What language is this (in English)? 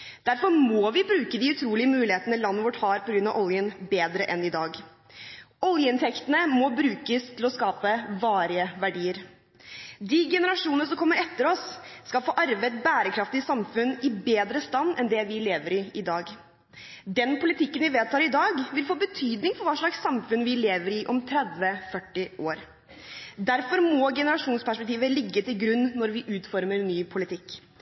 Norwegian Bokmål